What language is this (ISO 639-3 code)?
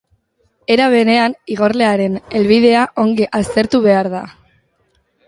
eus